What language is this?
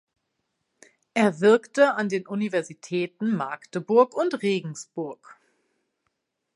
German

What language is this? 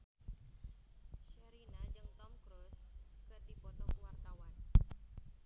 Sundanese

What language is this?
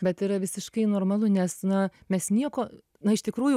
Lithuanian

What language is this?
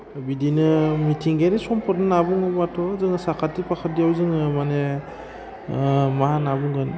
Bodo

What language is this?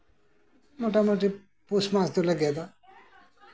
Santali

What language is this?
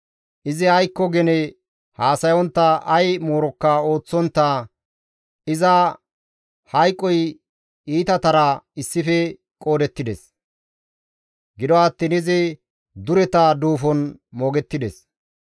Gamo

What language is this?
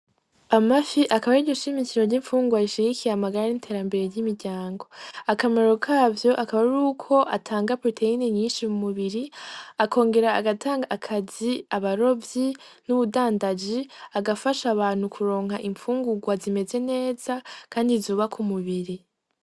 Rundi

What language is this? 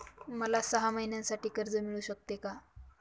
Marathi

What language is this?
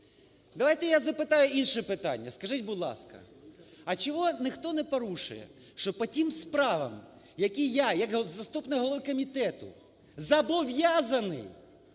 Ukrainian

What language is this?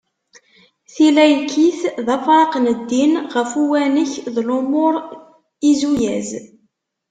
Kabyle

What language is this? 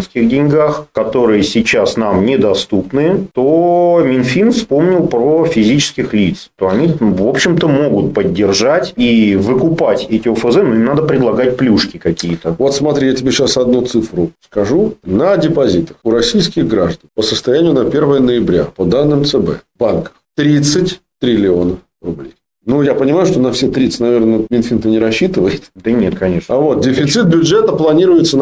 Russian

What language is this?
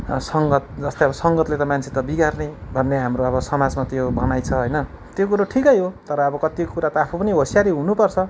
Nepali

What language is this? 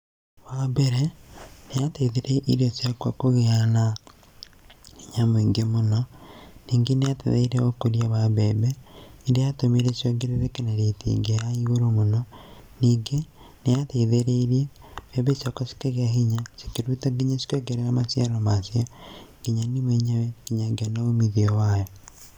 Kikuyu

